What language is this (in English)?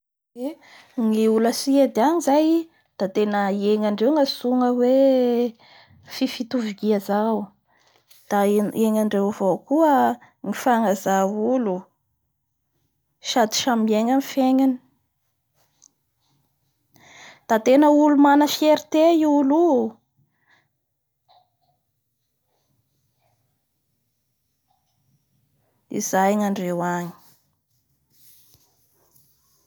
Bara Malagasy